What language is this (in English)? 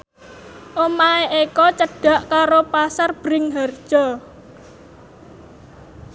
Javanese